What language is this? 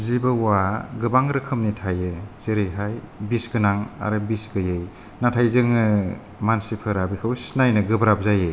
Bodo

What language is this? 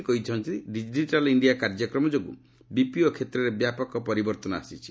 Odia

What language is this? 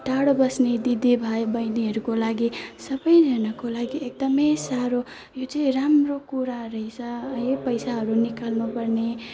Nepali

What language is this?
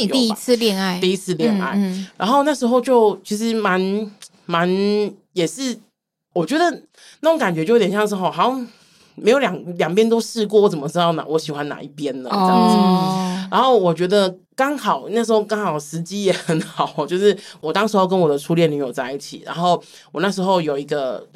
Chinese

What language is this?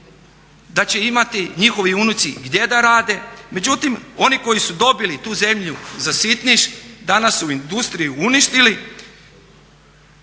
Croatian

